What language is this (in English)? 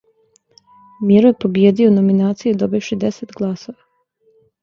Serbian